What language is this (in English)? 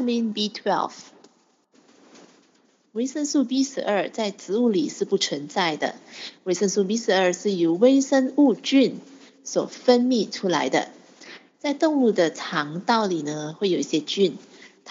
Chinese